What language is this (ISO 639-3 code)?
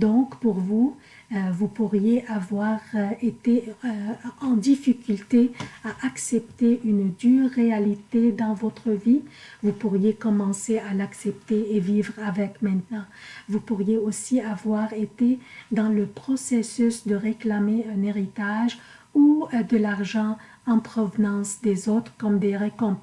fra